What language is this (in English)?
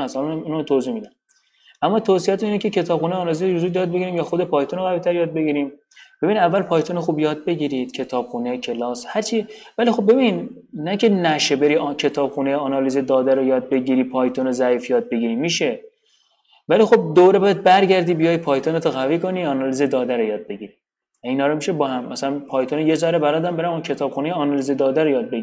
Persian